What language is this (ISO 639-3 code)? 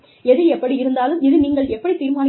tam